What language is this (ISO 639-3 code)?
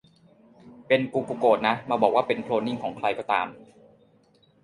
tha